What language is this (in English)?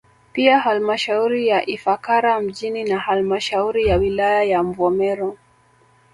Swahili